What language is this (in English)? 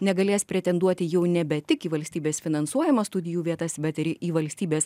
Lithuanian